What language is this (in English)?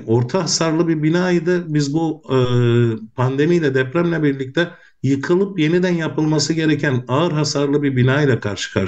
Turkish